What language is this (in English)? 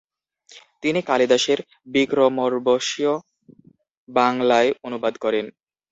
Bangla